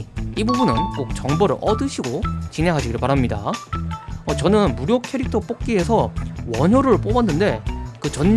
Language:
Korean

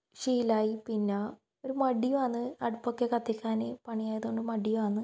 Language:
Malayalam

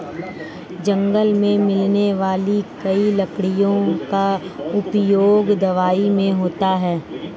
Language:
Hindi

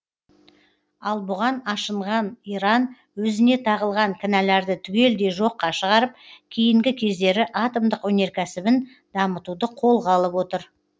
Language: Kazakh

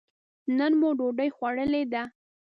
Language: Pashto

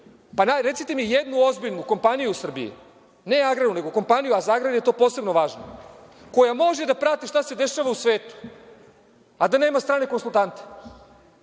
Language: Serbian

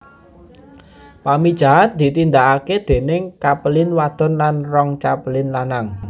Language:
Javanese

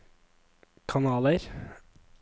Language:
Norwegian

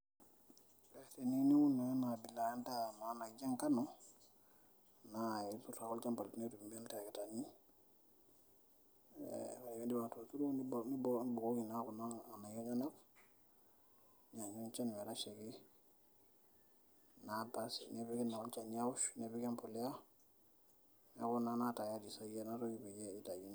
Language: Masai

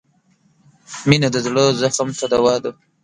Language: Pashto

